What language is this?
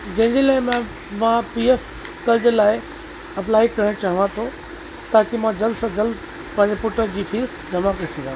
Sindhi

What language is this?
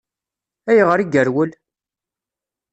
Kabyle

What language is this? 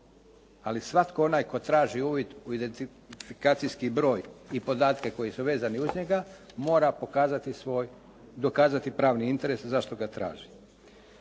Croatian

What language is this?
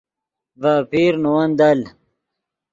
Yidgha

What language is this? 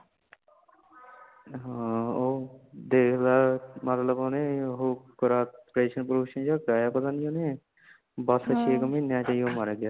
Punjabi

